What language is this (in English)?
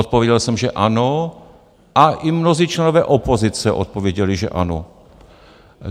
Czech